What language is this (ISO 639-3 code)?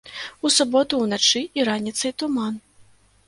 bel